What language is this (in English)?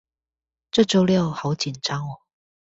Chinese